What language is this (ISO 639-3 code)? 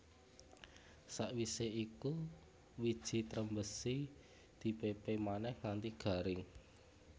jav